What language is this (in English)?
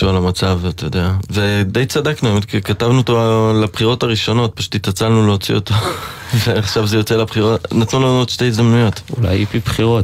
Hebrew